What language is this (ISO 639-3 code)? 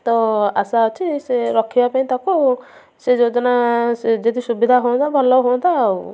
ori